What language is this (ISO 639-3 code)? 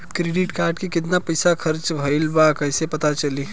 bho